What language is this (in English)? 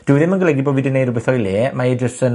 Welsh